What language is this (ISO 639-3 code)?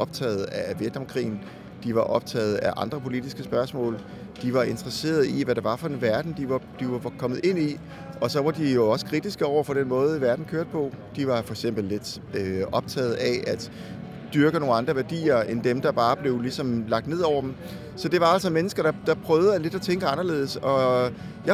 dan